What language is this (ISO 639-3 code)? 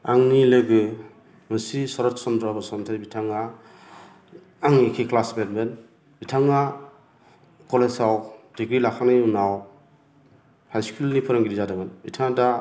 brx